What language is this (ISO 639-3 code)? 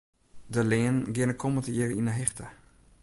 fry